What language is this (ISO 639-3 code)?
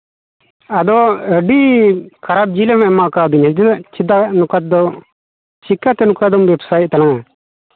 sat